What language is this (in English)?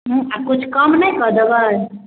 Maithili